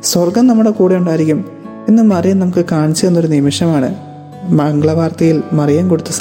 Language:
Malayalam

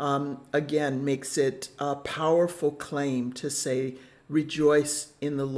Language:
English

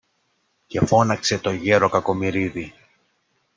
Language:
Greek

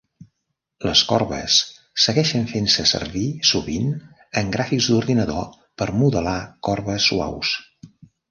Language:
Catalan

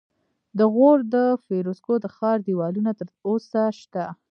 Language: Pashto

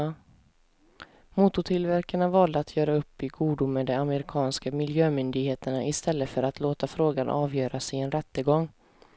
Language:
Swedish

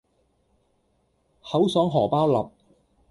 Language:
Cantonese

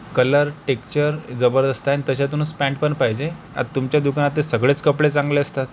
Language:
Marathi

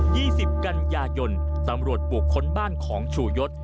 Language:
Thai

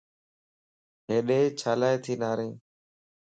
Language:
Lasi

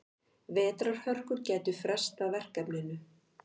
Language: Icelandic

